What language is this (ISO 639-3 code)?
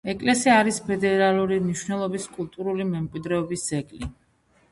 kat